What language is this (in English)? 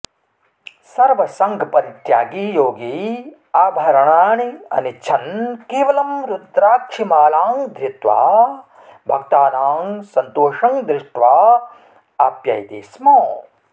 Sanskrit